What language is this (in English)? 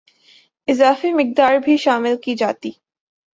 Urdu